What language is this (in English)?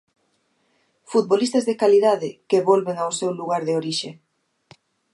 Galician